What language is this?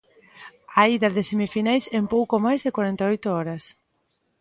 Galician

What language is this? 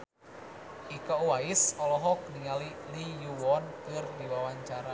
Sundanese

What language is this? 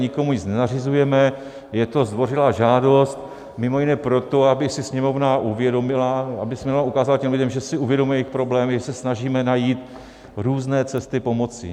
Czech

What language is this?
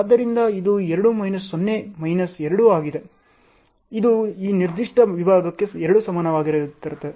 Kannada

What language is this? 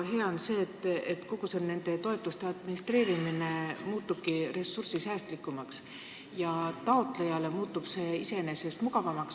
Estonian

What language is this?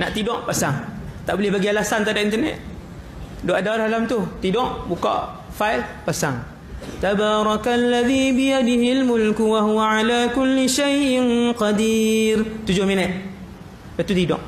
Malay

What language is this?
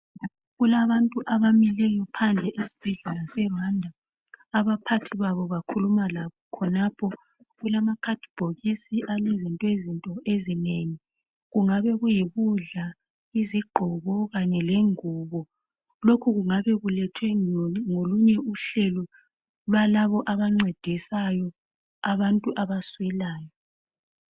North Ndebele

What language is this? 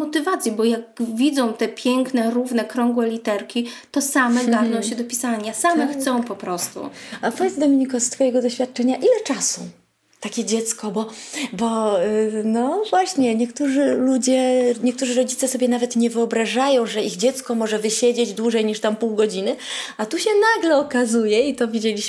Polish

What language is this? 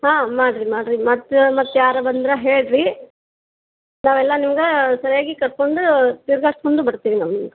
Kannada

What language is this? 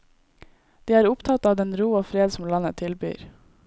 Norwegian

